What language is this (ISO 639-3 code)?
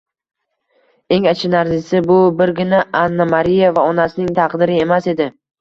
uzb